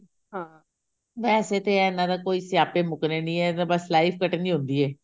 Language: Punjabi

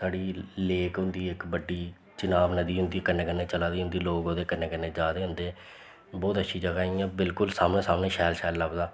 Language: Dogri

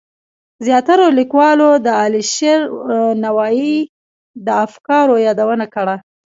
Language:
Pashto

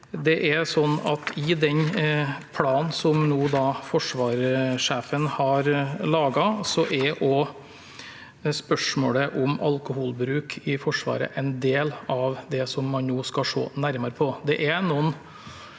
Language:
Norwegian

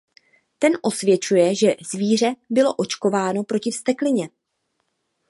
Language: Czech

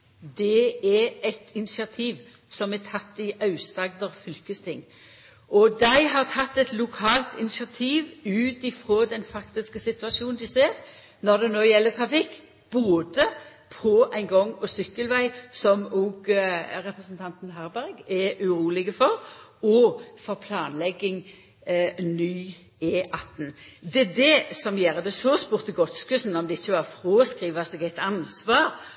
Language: Norwegian Nynorsk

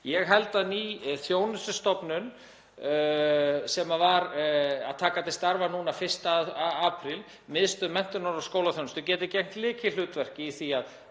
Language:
Icelandic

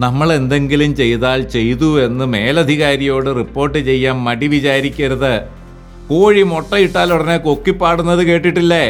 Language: Malayalam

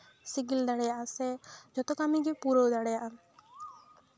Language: Santali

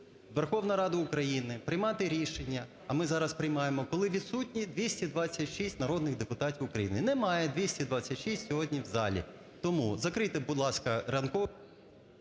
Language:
Ukrainian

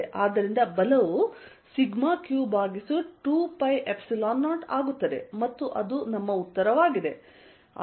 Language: Kannada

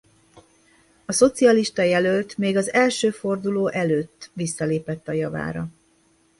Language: Hungarian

